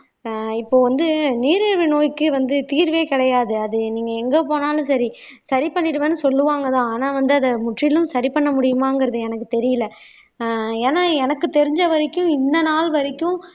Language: Tamil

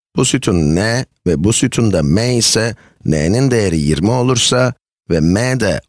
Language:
Turkish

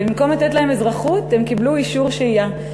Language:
Hebrew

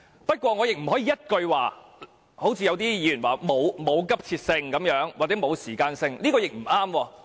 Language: Cantonese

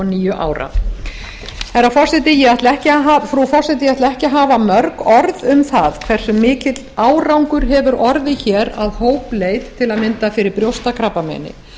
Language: Icelandic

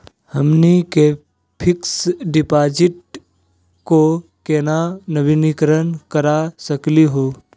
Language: Magahi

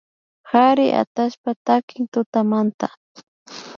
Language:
Imbabura Highland Quichua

